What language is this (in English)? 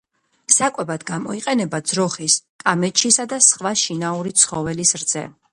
Georgian